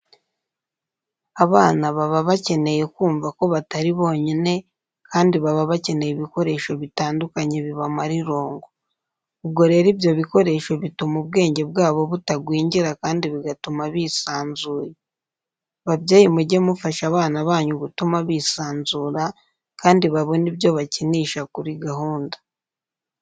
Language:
Kinyarwanda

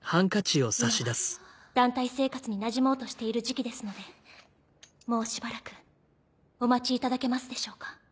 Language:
Japanese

